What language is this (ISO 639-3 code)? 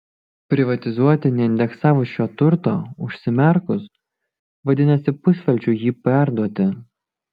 lit